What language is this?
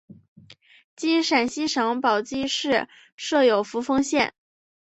Chinese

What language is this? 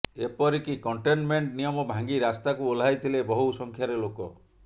Odia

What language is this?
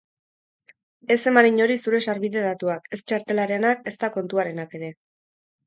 Basque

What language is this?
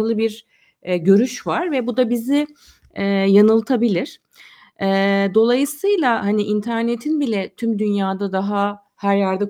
Turkish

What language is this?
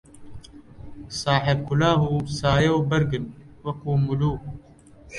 Central Kurdish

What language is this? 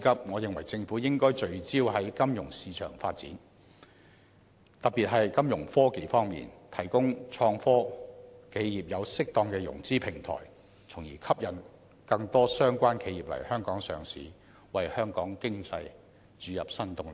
Cantonese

